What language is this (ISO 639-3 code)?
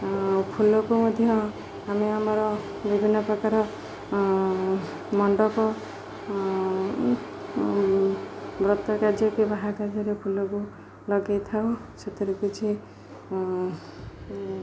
ori